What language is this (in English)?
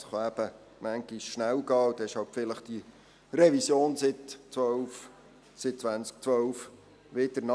Swiss German